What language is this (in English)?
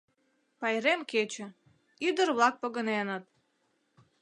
Mari